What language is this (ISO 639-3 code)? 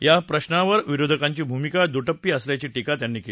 mar